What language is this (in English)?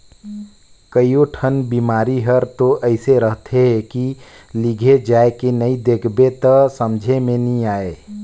Chhattisgarhi